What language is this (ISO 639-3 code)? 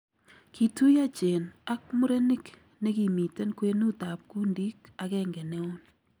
kln